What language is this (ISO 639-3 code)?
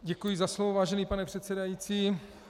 ces